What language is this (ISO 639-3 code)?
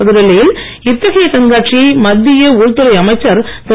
tam